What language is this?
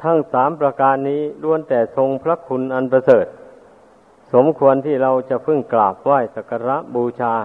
Thai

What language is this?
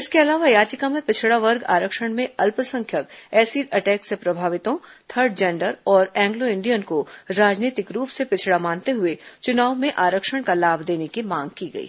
Hindi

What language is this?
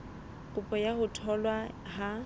Southern Sotho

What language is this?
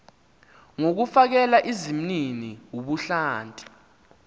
Xhosa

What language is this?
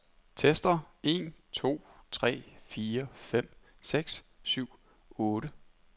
Danish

